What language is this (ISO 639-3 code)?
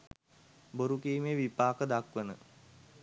sin